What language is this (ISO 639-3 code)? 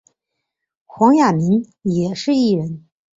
zho